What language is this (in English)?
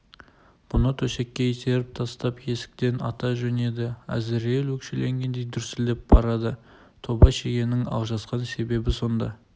Kazakh